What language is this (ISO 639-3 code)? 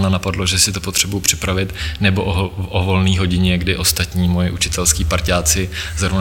ces